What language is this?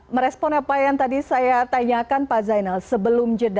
Indonesian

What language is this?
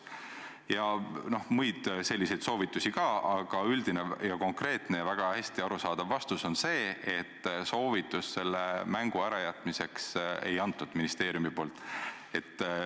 Estonian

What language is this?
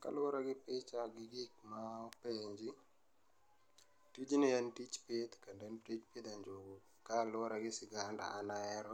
Luo (Kenya and Tanzania)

